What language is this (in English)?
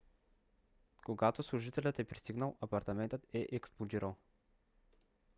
Bulgarian